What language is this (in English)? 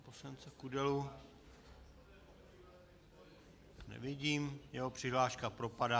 Czech